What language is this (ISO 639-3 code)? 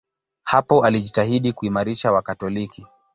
swa